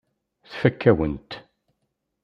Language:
Kabyle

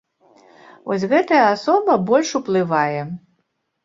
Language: Belarusian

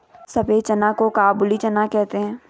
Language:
Hindi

